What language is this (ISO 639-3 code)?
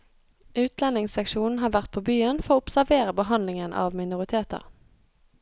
nor